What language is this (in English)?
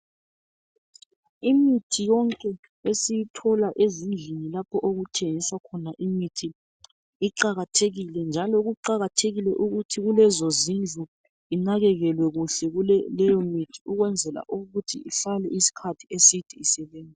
North Ndebele